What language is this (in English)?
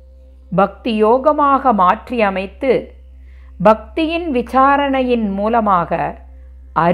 Tamil